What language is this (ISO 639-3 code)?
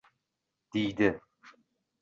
uzb